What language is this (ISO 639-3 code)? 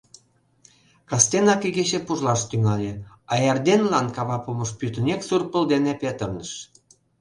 chm